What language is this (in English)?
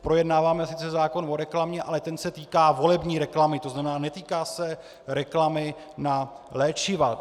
Czech